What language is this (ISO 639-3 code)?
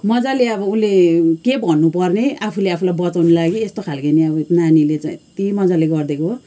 nep